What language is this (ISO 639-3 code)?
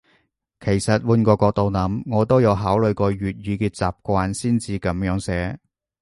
yue